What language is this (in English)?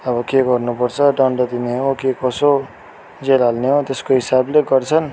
Nepali